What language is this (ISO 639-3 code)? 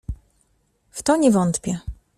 pol